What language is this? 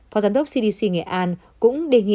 Vietnamese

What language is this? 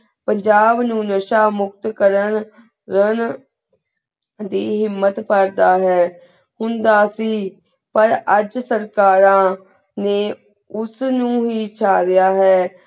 Punjabi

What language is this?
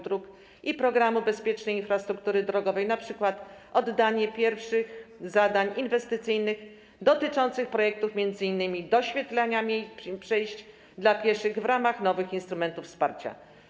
Polish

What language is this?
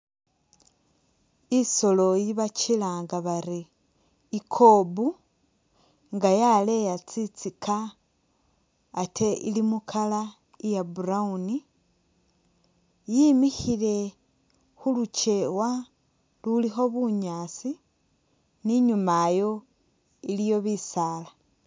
Masaaba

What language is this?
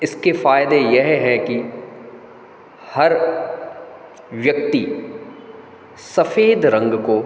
Hindi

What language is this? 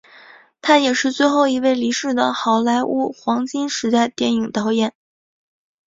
Chinese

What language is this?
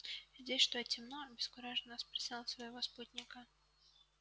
Russian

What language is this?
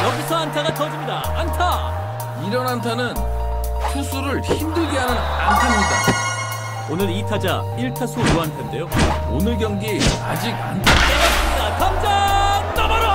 Korean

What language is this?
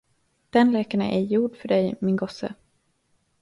Swedish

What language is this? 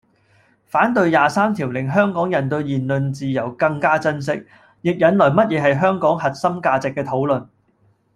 Cantonese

